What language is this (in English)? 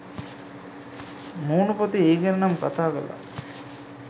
Sinhala